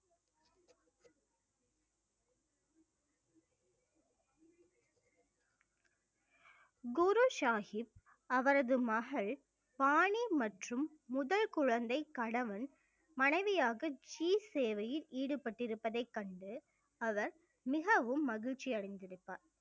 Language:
Tamil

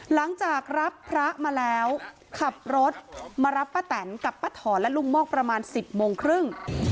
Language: Thai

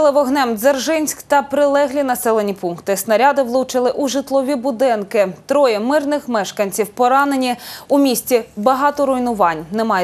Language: Ukrainian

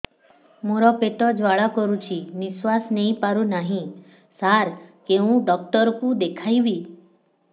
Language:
Odia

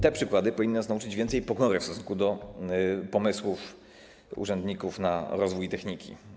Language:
Polish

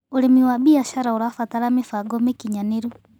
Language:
Kikuyu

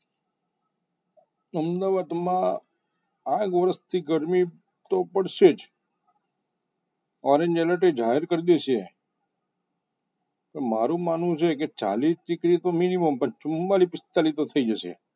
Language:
Gujarati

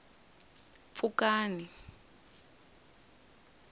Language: Tsonga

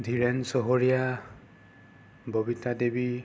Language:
Assamese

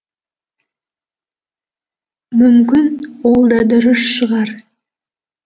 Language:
Kazakh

